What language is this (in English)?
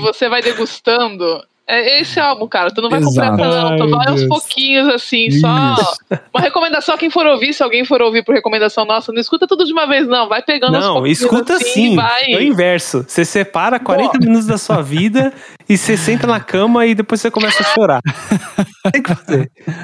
Portuguese